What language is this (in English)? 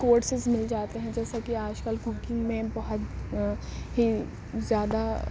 Urdu